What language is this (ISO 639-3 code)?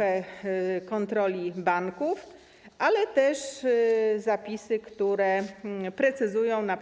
pol